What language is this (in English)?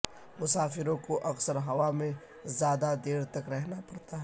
Urdu